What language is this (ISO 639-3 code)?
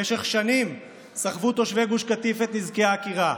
heb